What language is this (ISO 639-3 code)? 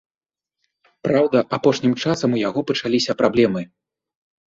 bel